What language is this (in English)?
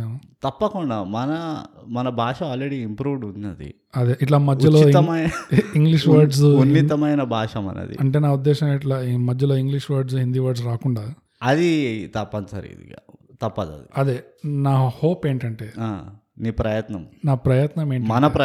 Telugu